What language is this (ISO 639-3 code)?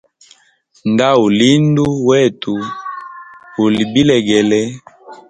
hem